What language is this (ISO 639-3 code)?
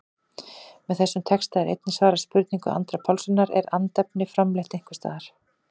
isl